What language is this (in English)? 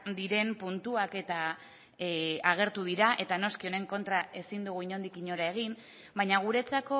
Basque